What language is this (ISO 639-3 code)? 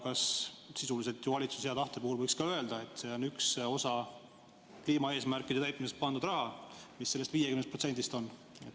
est